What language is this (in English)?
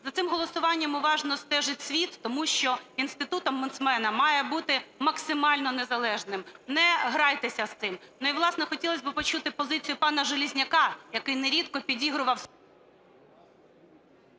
Ukrainian